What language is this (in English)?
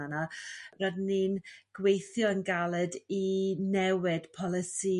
Welsh